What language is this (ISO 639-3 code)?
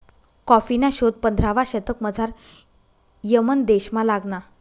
mar